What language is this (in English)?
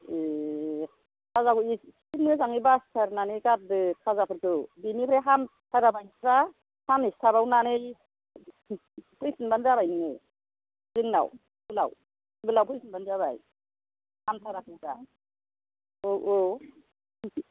Bodo